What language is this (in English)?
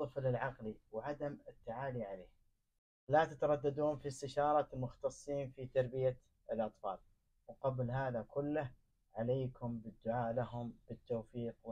Arabic